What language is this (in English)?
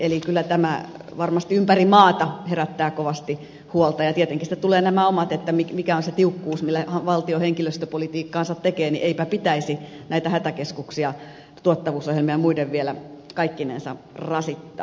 Finnish